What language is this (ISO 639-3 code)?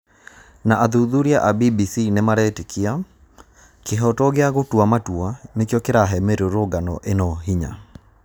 kik